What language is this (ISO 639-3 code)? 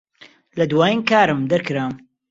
ckb